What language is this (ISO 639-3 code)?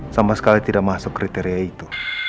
ind